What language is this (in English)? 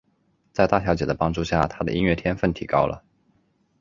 Chinese